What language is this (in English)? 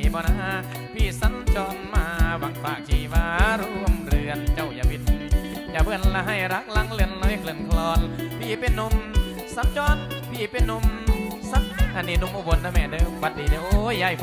Thai